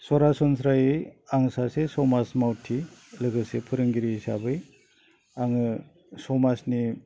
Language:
Bodo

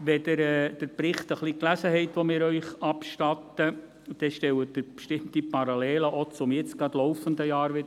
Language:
Swiss German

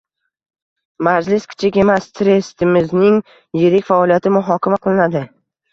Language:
Uzbek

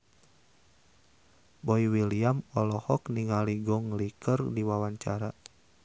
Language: Sundanese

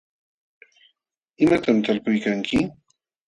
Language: Jauja Wanca Quechua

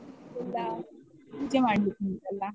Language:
Kannada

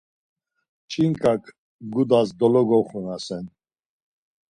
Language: Laz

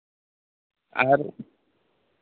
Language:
Santali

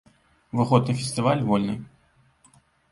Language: Belarusian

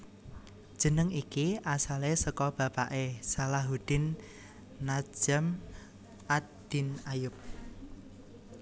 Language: Javanese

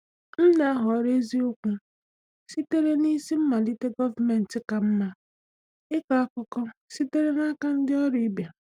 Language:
Igbo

